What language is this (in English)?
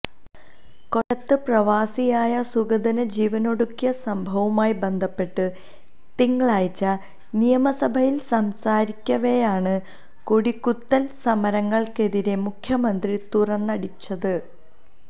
Malayalam